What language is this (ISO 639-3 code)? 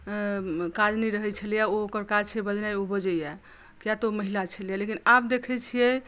mai